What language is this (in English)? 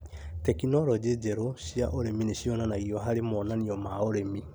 Kikuyu